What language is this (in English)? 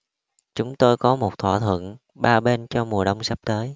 Vietnamese